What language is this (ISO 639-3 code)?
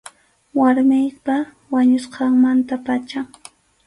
qxu